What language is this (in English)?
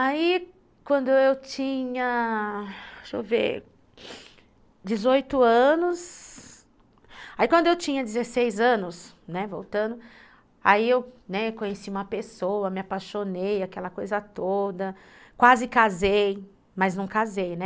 Portuguese